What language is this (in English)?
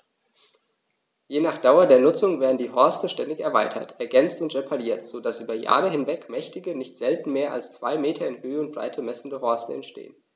German